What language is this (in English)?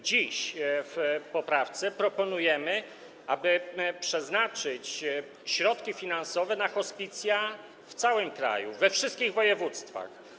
Polish